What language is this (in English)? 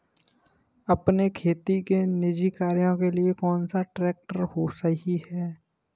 Hindi